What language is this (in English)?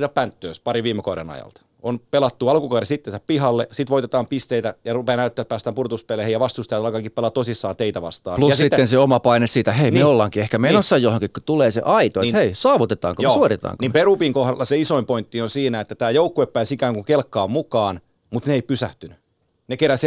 Finnish